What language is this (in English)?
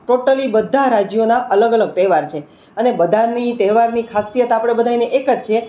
Gujarati